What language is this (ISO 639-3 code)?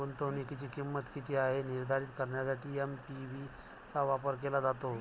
mar